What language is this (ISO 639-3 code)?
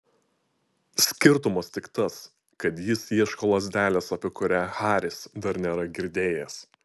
lit